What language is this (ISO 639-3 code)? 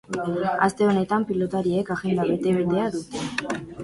eus